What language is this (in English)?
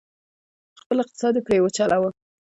Pashto